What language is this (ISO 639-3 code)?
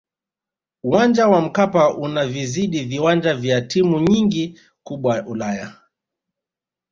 swa